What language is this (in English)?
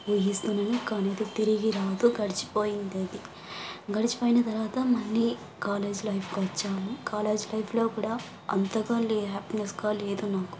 Telugu